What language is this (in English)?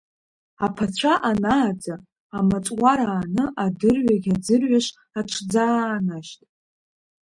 Abkhazian